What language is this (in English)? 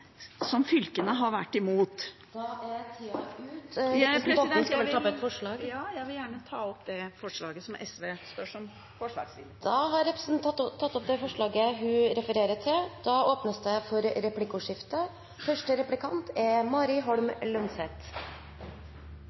Norwegian